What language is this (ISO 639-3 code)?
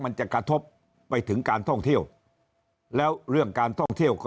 tha